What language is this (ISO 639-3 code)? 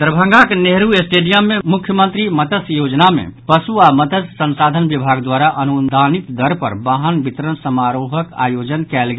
mai